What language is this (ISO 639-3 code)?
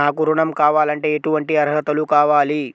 tel